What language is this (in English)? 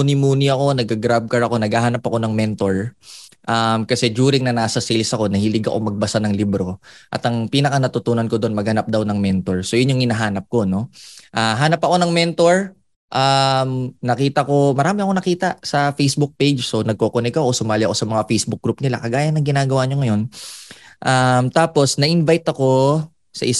Filipino